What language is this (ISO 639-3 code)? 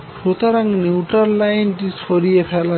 ben